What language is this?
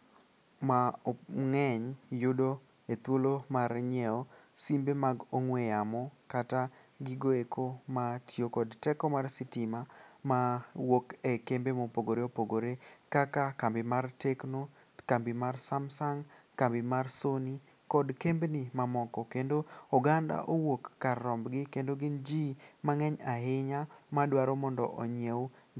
Luo (Kenya and Tanzania)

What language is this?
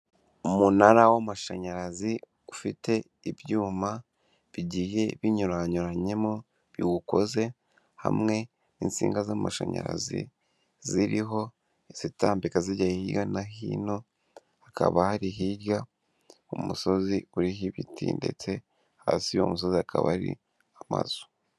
Kinyarwanda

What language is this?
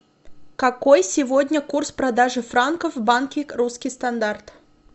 Russian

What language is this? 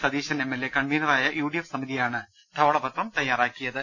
Malayalam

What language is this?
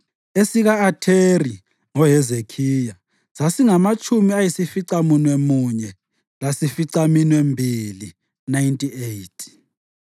North Ndebele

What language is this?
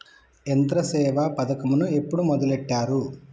Telugu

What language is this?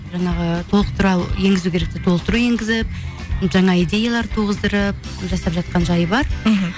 Kazakh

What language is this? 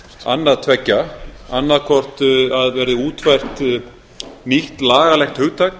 Icelandic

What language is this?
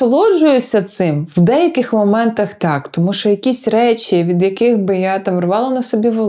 Ukrainian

